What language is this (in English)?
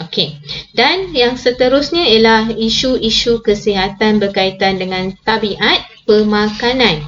Malay